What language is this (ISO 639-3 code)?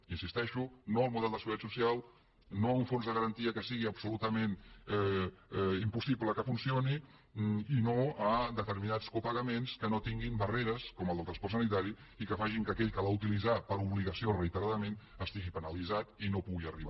cat